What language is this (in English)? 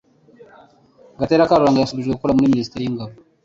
Kinyarwanda